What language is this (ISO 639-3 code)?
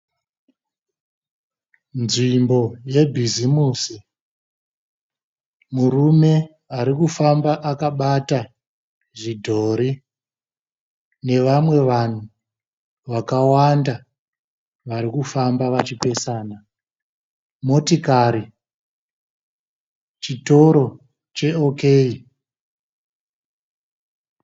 sna